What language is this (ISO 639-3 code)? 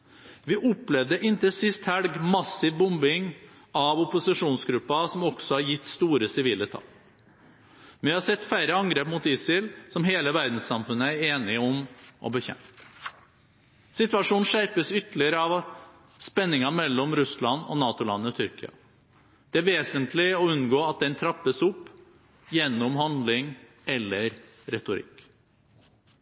nob